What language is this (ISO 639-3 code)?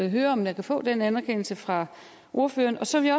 dan